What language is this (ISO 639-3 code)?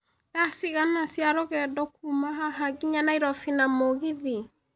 kik